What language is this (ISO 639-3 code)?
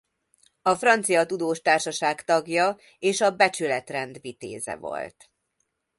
hun